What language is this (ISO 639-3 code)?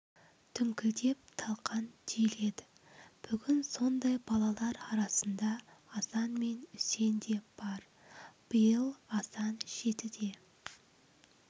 kaz